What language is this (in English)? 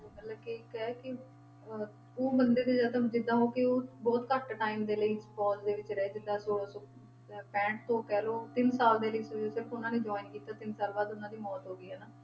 Punjabi